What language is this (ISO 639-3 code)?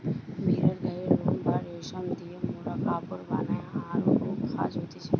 ben